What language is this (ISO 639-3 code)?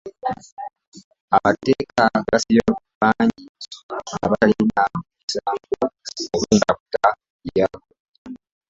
lug